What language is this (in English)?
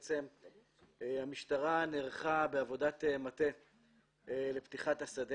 Hebrew